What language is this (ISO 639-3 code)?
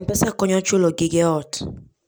luo